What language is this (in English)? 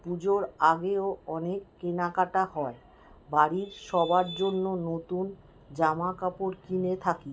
Bangla